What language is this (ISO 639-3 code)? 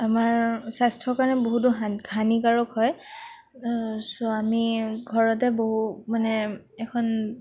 asm